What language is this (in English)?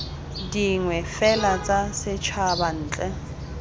Tswana